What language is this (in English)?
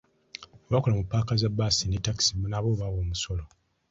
Ganda